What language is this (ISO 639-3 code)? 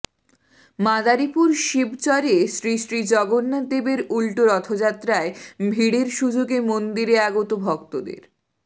ben